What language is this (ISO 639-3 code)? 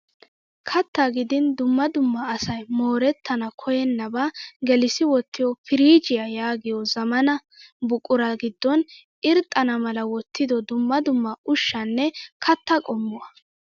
wal